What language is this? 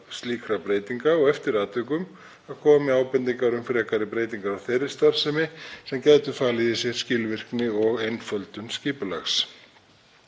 Icelandic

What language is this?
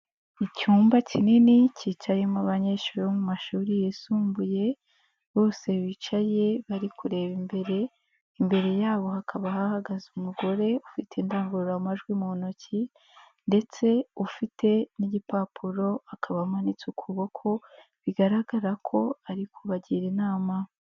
Kinyarwanda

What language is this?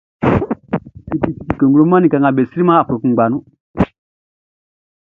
Baoulé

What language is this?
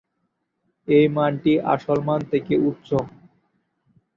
Bangla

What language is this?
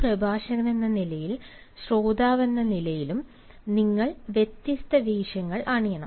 Malayalam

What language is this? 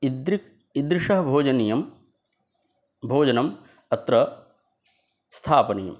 Sanskrit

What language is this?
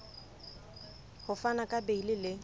Southern Sotho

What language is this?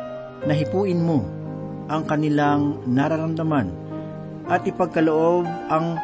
Filipino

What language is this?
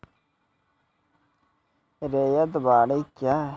Maithili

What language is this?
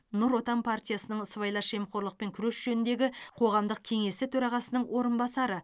Kazakh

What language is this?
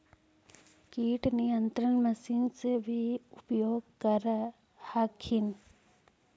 Magahi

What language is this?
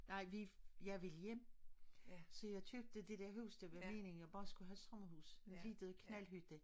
Danish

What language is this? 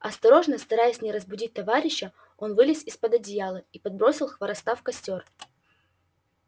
Russian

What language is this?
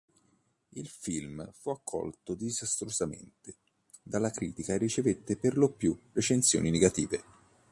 Italian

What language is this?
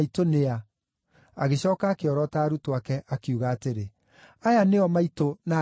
Kikuyu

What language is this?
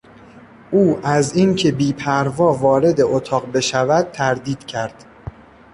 Persian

